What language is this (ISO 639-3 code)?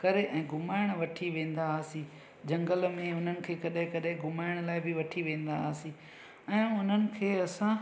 snd